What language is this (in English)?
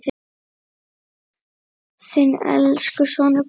Icelandic